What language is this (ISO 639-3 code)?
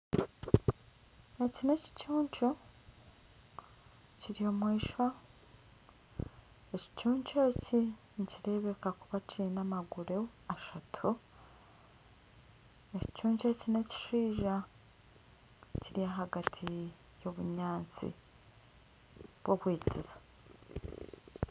nyn